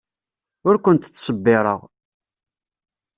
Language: Kabyle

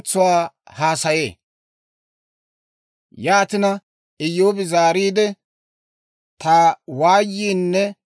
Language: Dawro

